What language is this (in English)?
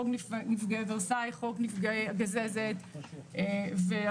Hebrew